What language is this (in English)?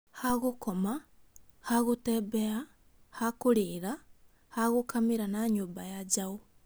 Kikuyu